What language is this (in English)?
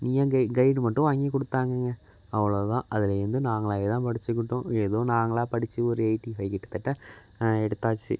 Tamil